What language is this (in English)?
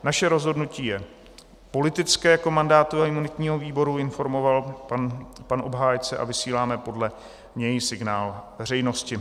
Czech